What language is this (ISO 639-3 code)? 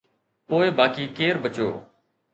snd